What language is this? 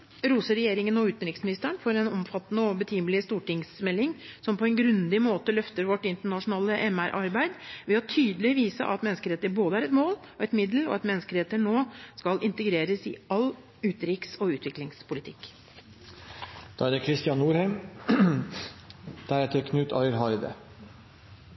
Norwegian Bokmål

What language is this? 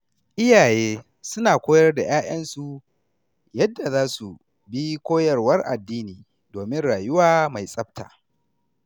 Hausa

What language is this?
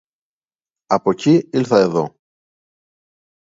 Greek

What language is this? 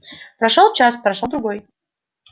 Russian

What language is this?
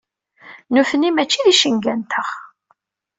Kabyle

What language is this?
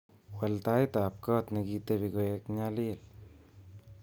Kalenjin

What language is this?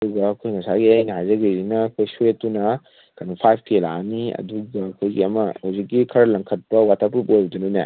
Manipuri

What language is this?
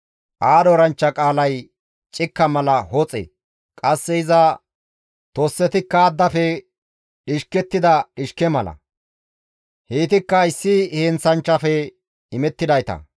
Gamo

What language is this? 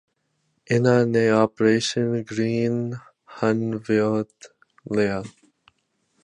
Punjabi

